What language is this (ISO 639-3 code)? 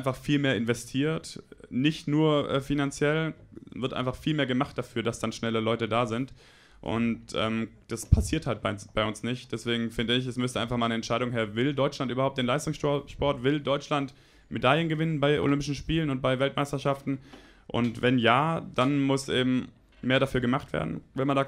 deu